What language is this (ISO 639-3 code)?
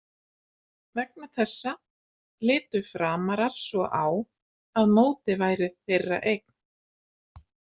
isl